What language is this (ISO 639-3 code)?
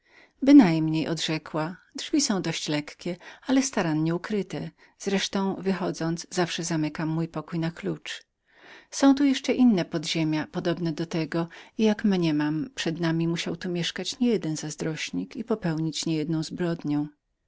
pol